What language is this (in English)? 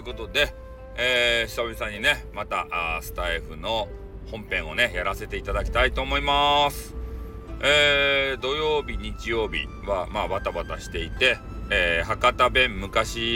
Japanese